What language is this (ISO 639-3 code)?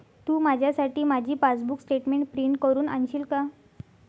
mar